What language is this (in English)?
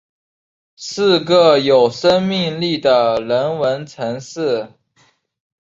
Chinese